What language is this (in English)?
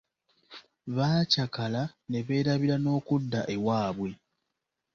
Ganda